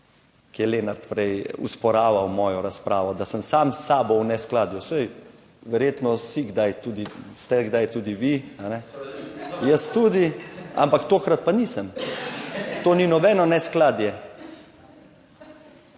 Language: Slovenian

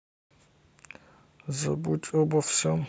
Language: Russian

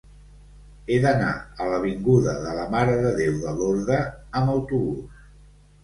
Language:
Catalan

